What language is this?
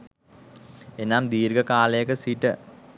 Sinhala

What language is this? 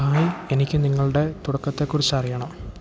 Malayalam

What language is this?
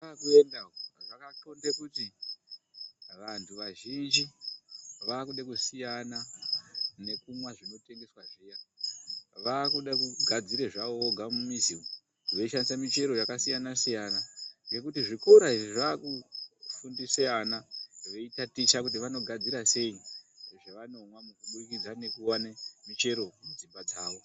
Ndau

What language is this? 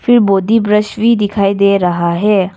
Hindi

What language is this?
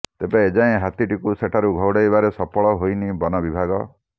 Odia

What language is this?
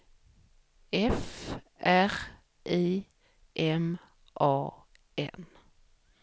Swedish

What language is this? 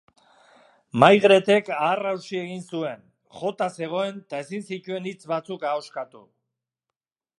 Basque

